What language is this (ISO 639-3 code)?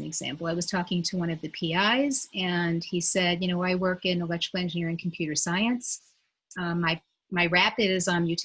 eng